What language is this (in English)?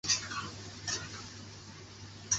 Chinese